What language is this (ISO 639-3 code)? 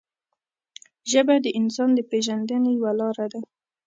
pus